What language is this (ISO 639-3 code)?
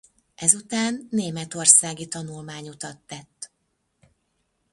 hun